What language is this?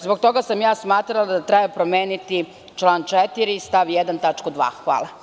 Serbian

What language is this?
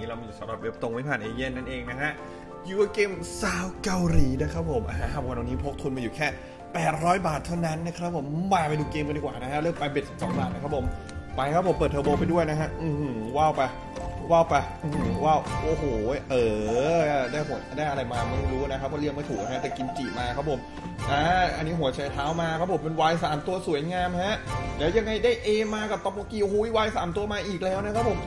Thai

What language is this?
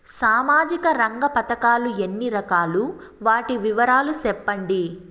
Telugu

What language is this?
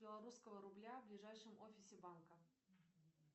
Russian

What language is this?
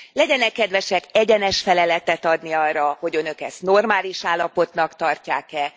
Hungarian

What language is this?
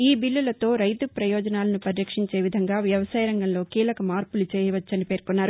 Telugu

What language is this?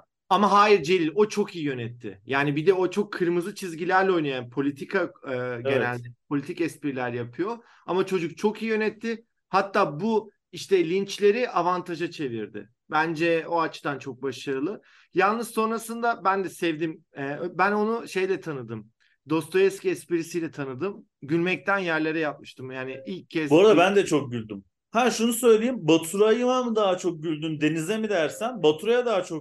Turkish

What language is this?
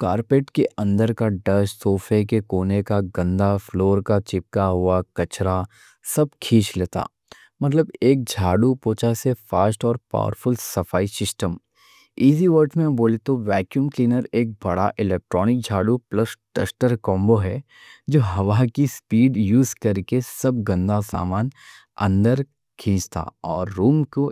Deccan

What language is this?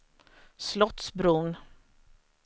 Swedish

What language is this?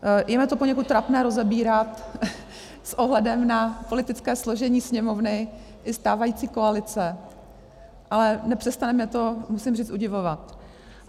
Czech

